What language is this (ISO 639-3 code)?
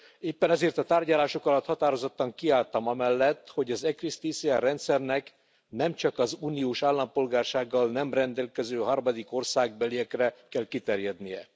hun